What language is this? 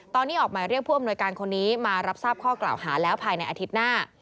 Thai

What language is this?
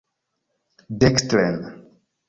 Esperanto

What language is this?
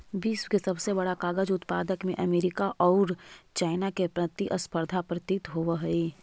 Magahi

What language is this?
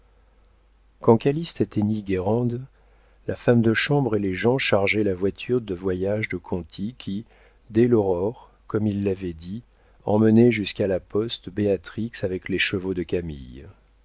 French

